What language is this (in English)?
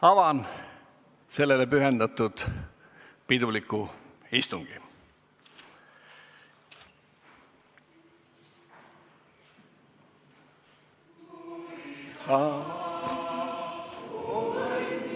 Estonian